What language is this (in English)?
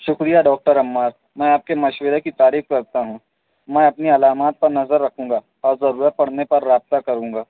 Urdu